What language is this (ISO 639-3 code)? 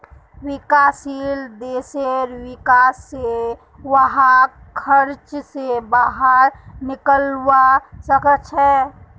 mag